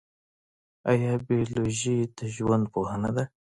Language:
Pashto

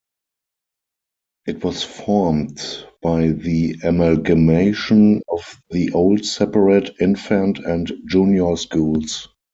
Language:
English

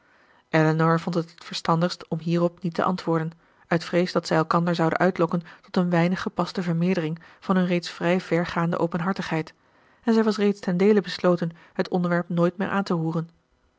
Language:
Dutch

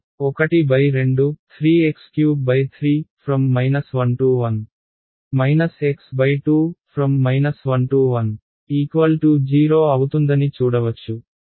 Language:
Telugu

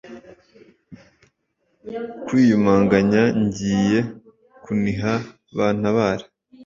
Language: Kinyarwanda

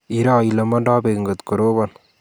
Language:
Kalenjin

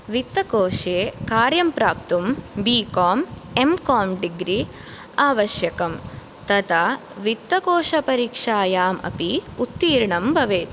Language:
Sanskrit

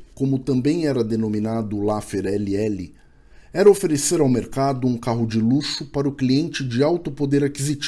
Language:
Portuguese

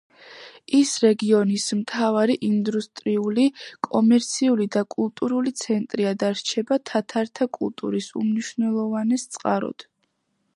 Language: Georgian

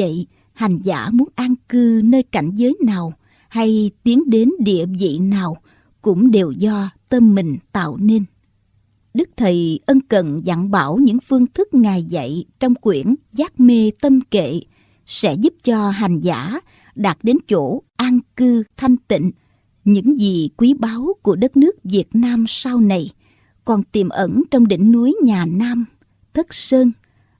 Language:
Vietnamese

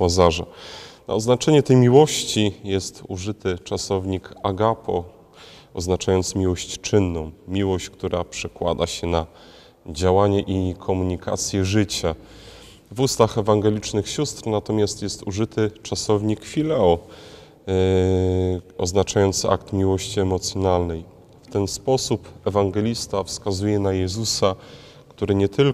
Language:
Polish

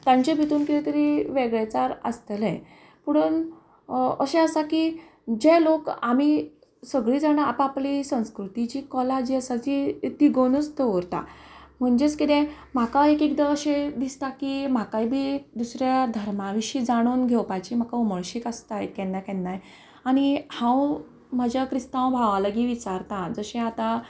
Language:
Konkani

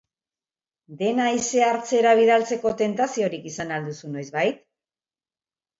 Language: Basque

